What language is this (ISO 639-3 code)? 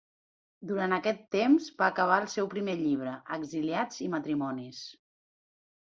cat